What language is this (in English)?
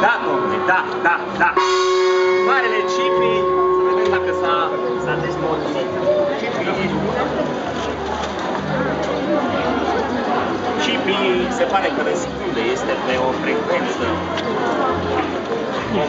Romanian